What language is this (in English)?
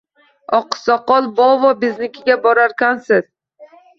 Uzbek